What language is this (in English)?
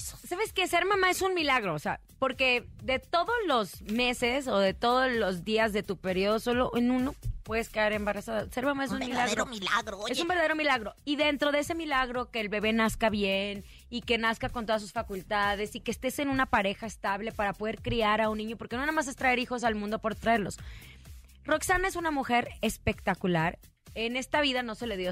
Spanish